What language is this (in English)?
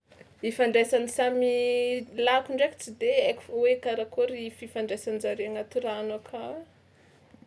Tsimihety Malagasy